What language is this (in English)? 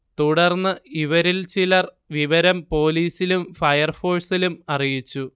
Malayalam